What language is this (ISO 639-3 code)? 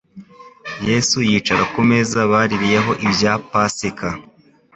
kin